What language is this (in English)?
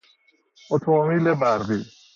Persian